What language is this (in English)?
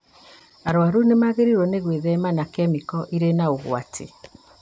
Kikuyu